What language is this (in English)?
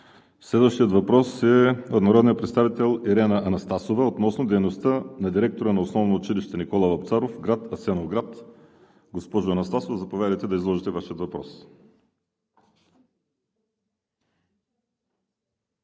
Bulgarian